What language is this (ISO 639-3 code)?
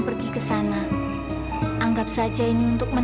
ind